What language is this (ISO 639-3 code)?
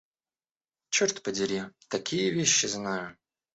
rus